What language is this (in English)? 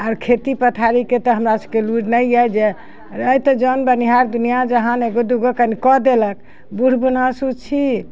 Maithili